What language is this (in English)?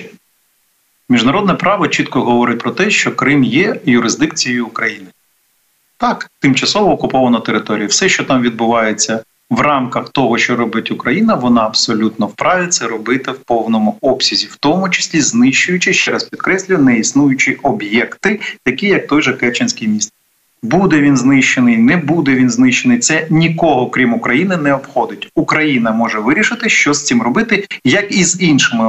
Ukrainian